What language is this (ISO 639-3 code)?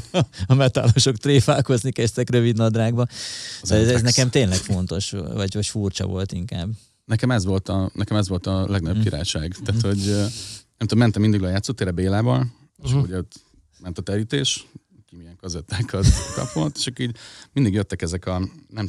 hun